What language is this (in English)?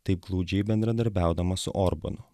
Lithuanian